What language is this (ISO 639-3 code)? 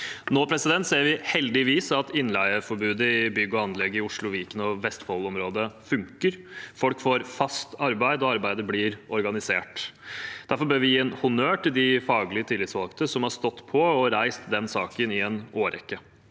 nor